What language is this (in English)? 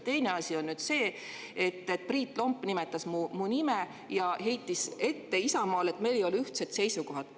Estonian